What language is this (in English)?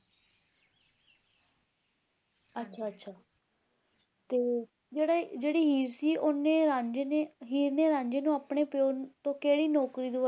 Punjabi